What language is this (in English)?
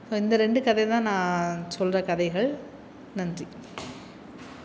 Tamil